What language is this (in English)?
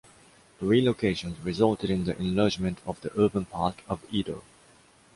English